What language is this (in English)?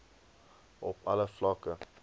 Afrikaans